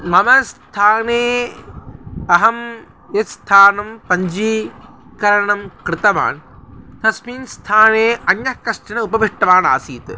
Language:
Sanskrit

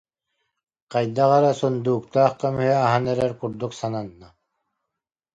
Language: Yakut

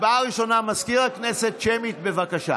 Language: Hebrew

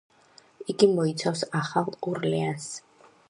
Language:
Georgian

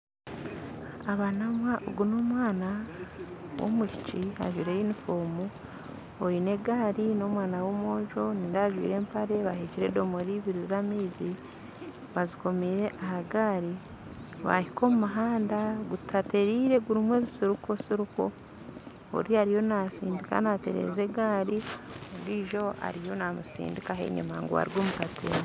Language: Nyankole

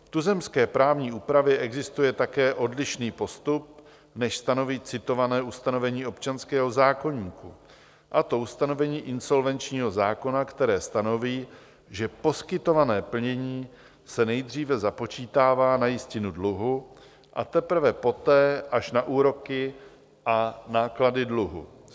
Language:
Czech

